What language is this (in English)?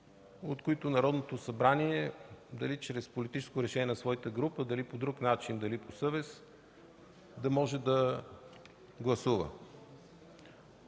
Bulgarian